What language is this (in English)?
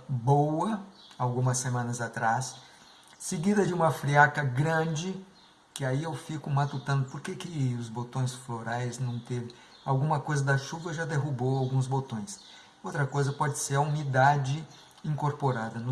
Portuguese